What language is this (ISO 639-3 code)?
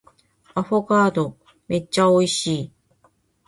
jpn